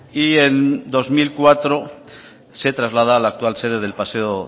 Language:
Spanish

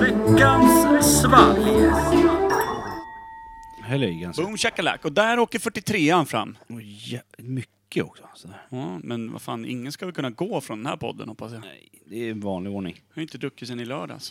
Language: Swedish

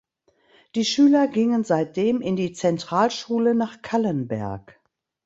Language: German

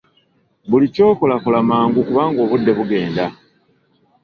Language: Ganda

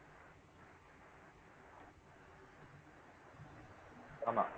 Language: Tamil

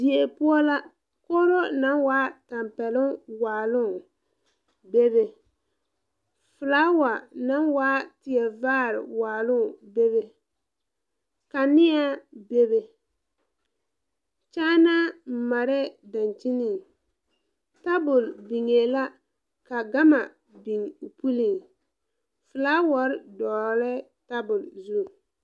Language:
Southern Dagaare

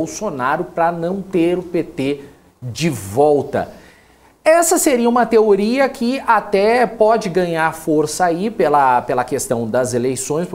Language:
Portuguese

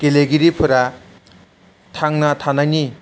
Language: Bodo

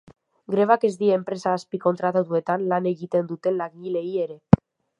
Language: Basque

